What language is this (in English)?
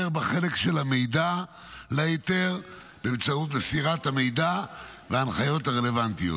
Hebrew